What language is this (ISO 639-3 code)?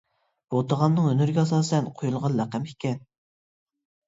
uig